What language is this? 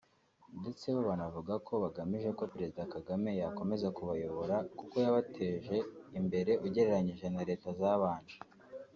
Kinyarwanda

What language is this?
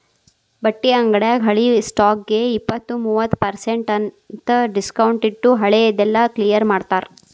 Kannada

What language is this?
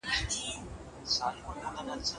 Pashto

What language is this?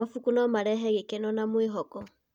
Kikuyu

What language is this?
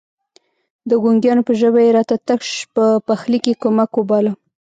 Pashto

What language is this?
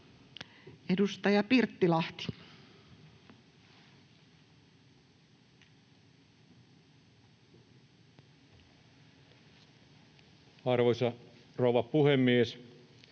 Finnish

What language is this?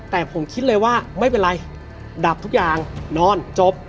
Thai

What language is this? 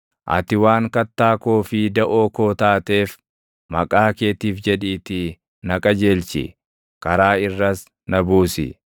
Oromo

